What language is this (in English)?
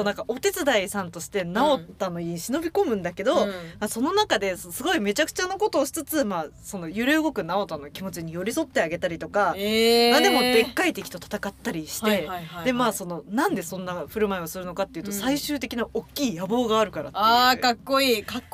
Japanese